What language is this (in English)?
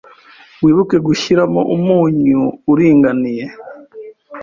Kinyarwanda